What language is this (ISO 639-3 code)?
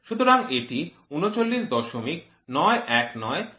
ben